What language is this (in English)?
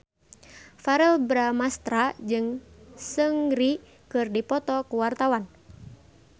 Sundanese